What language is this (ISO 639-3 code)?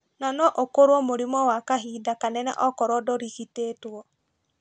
kik